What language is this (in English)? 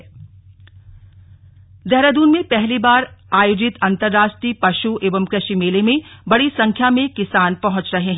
Hindi